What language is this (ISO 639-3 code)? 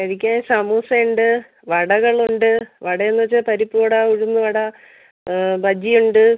mal